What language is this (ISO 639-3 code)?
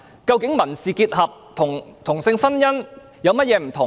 yue